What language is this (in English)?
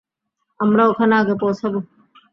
Bangla